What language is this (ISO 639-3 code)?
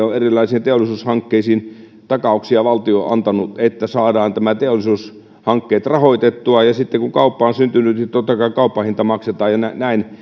fin